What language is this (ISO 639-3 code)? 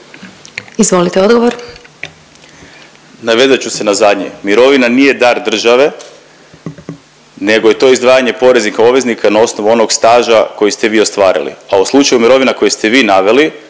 hrv